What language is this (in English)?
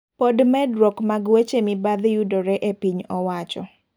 Luo (Kenya and Tanzania)